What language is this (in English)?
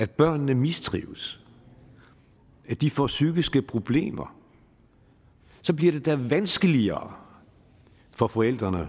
Danish